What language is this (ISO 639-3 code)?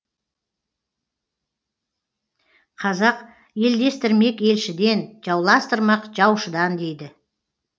kaz